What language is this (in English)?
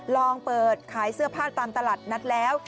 Thai